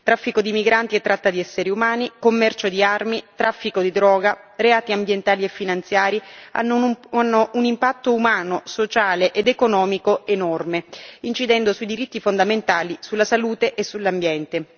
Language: Italian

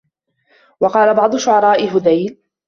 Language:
Arabic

